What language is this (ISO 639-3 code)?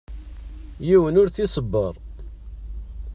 kab